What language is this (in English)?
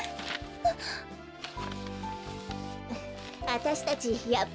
Japanese